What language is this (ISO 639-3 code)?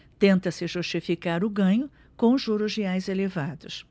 por